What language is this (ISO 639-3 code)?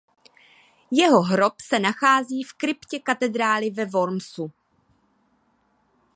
ces